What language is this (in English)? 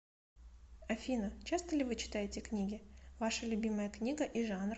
Russian